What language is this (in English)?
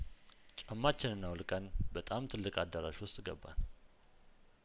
Amharic